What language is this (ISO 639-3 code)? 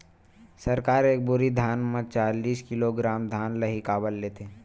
hne